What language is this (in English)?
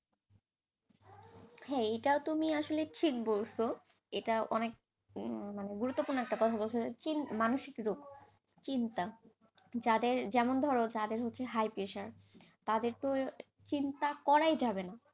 Bangla